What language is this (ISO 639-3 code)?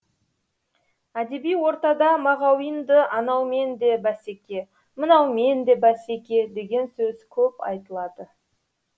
kaz